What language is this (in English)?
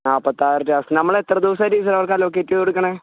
Malayalam